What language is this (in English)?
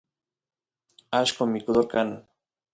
Santiago del Estero Quichua